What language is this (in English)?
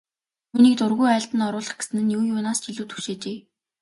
Mongolian